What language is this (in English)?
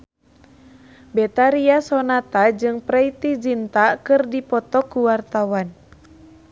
Sundanese